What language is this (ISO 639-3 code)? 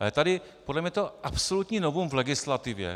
ces